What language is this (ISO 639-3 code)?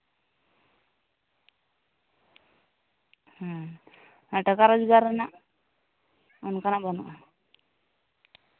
sat